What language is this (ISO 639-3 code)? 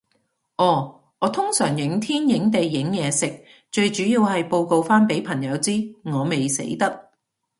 yue